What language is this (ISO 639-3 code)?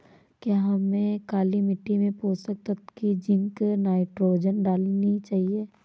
hin